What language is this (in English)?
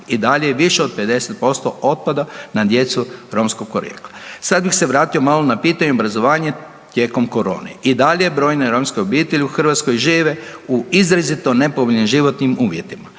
Croatian